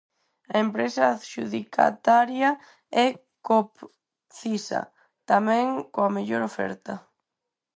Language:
Galician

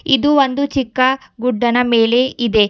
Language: Kannada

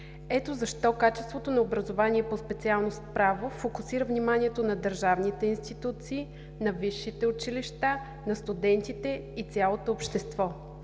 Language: Bulgarian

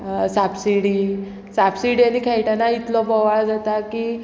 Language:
Konkani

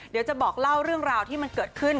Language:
Thai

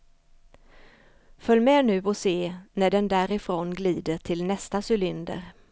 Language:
Swedish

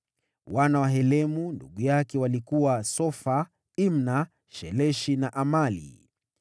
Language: Swahili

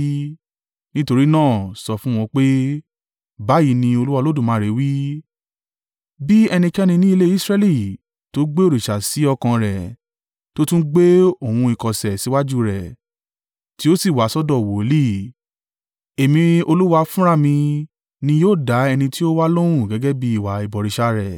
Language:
Yoruba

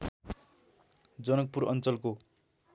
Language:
Nepali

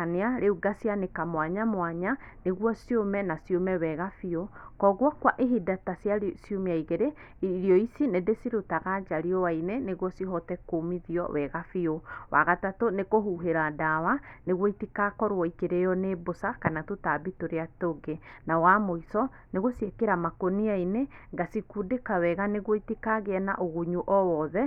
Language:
Kikuyu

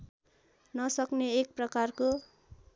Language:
Nepali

